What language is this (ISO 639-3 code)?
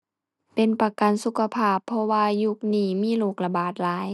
tha